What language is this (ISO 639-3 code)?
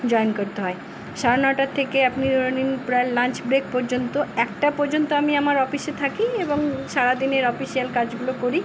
ben